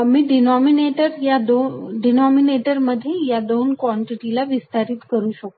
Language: Marathi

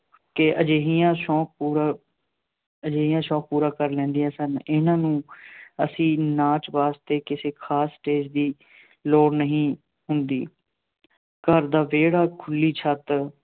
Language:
Punjabi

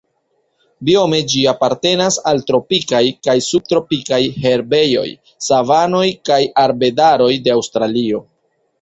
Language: Esperanto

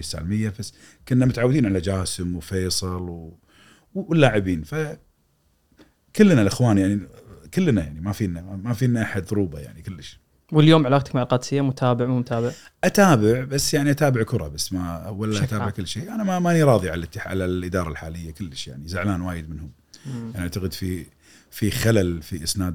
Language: Arabic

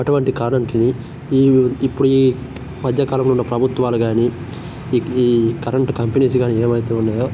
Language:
Telugu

